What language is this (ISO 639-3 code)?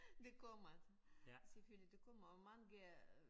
dan